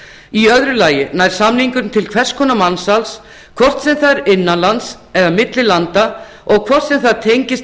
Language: Icelandic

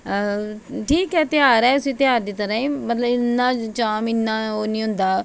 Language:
Dogri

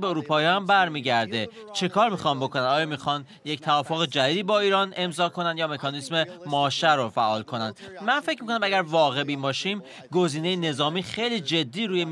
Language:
Persian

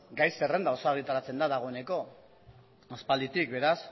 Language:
Basque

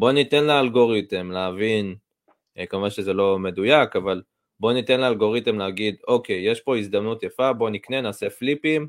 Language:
Hebrew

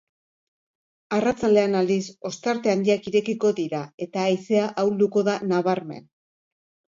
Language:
Basque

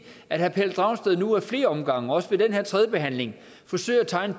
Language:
Danish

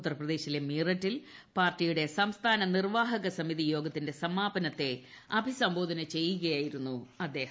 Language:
Malayalam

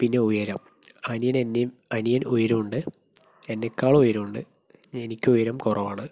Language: Malayalam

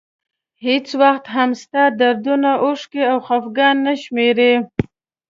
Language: Pashto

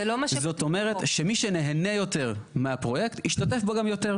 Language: Hebrew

